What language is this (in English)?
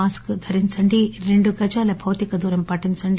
Telugu